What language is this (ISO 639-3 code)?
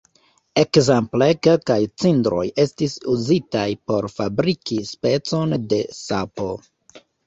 epo